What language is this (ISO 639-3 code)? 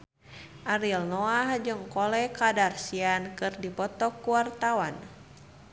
sun